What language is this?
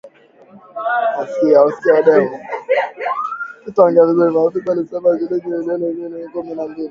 Swahili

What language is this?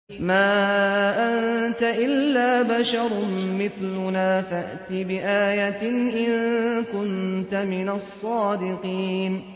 Arabic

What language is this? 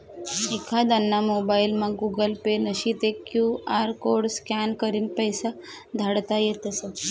Marathi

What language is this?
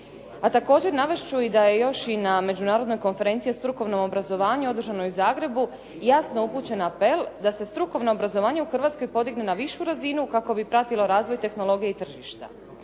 Croatian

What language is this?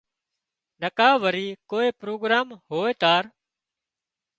Wadiyara Koli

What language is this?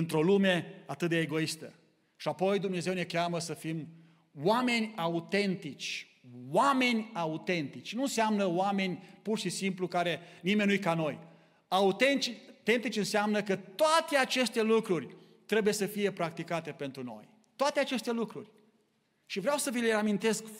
Romanian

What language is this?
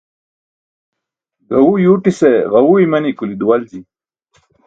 Burushaski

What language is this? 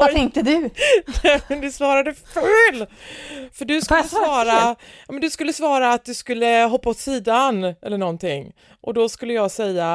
Swedish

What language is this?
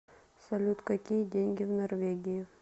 Russian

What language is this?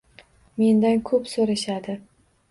Uzbek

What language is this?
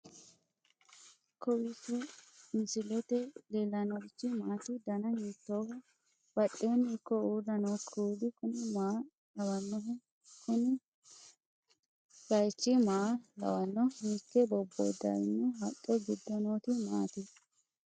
Sidamo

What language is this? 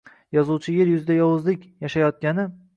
Uzbek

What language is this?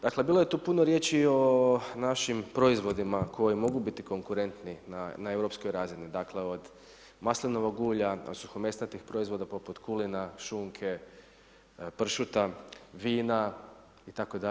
Croatian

